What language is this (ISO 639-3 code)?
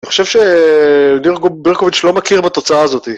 heb